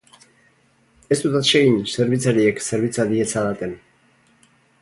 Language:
Basque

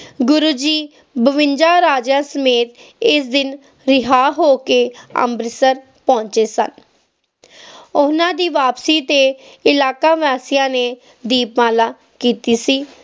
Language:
Punjabi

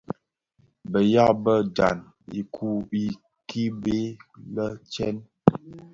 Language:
Bafia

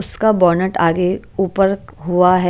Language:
Hindi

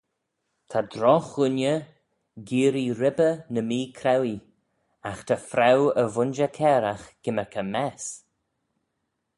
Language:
Manx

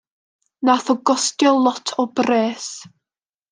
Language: Welsh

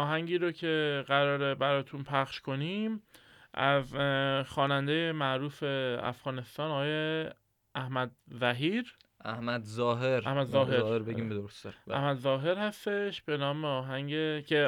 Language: Persian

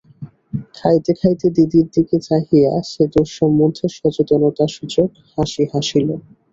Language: Bangla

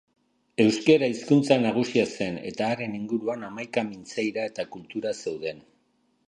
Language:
Basque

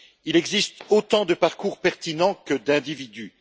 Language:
French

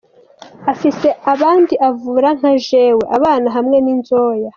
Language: Kinyarwanda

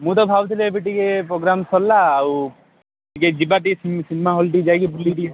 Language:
Odia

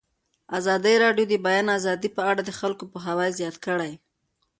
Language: Pashto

